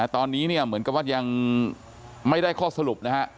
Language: Thai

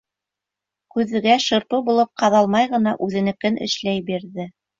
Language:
Bashkir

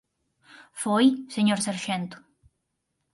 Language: Galician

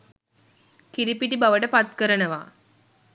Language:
Sinhala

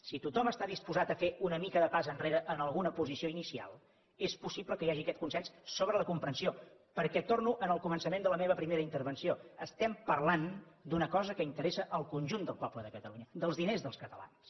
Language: Catalan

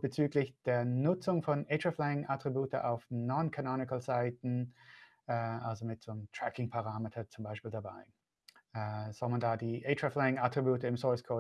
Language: German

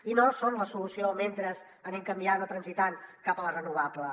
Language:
Catalan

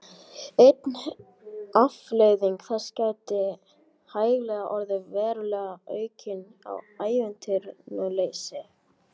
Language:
Icelandic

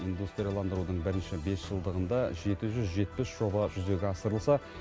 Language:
Kazakh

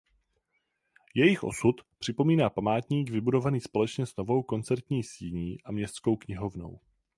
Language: Czech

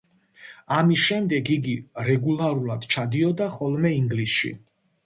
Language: Georgian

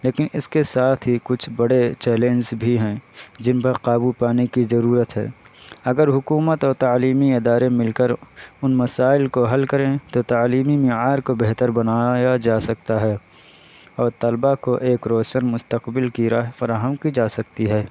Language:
Urdu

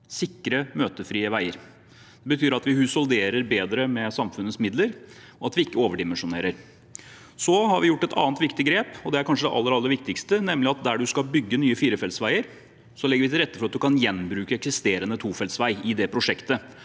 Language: Norwegian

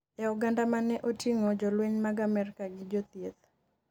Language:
Luo (Kenya and Tanzania)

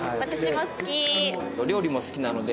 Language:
Japanese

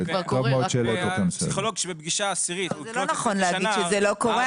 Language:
Hebrew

